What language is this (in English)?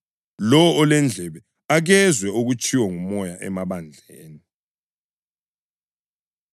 North Ndebele